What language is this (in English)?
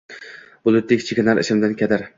Uzbek